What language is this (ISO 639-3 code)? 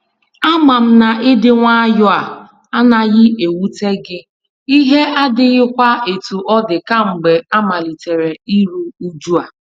ibo